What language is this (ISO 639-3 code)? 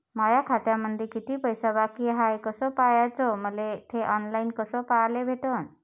mar